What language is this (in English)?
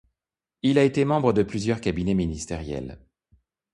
French